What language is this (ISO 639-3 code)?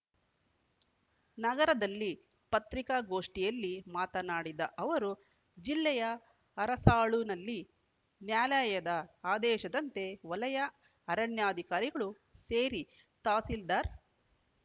kan